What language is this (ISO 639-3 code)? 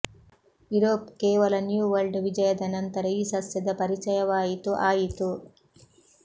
kan